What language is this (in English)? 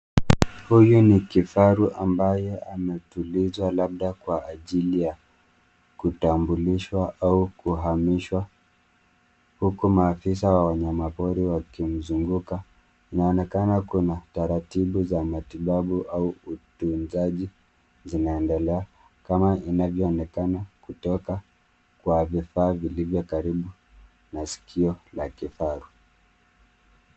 Swahili